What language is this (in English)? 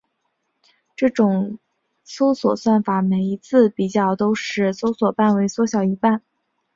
Chinese